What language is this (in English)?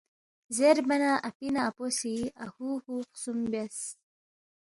Balti